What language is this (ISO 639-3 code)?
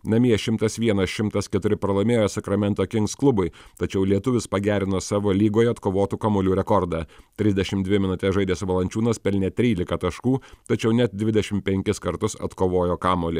lit